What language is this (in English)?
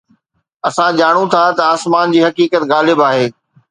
Sindhi